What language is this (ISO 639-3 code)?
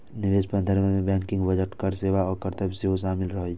mai